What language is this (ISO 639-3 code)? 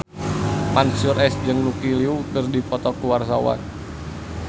sun